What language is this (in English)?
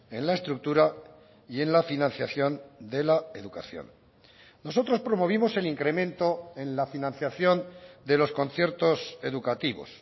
Spanish